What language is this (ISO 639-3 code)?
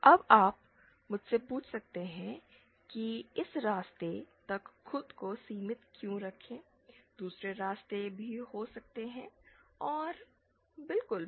hin